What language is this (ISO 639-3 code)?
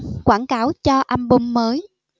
vie